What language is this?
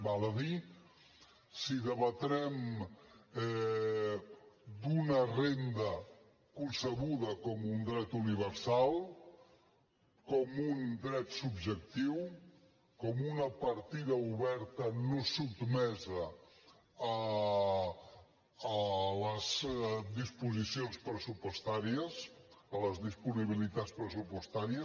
Catalan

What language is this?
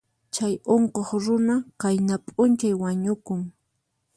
Puno Quechua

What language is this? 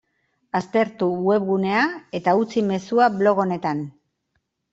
Basque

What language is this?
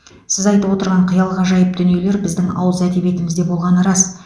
Kazakh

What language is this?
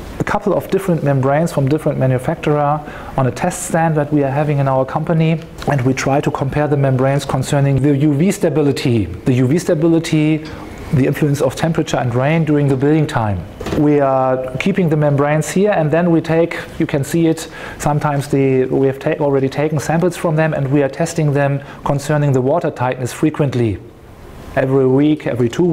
English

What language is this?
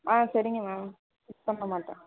Tamil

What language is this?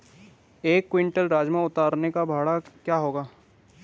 Hindi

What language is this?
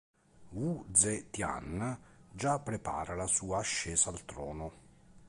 Italian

